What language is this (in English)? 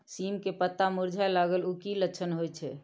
Maithili